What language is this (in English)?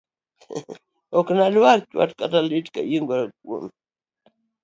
Luo (Kenya and Tanzania)